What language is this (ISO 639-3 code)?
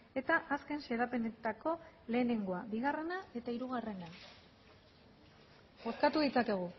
eus